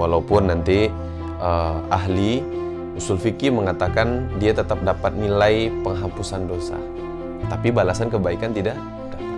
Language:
Indonesian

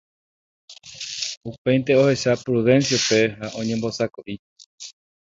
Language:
Guarani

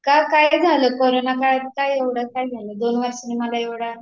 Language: Marathi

